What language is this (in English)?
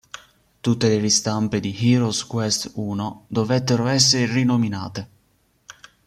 Italian